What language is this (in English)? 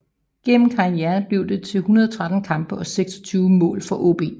Danish